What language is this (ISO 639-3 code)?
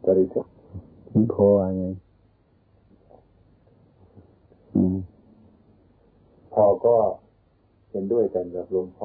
tha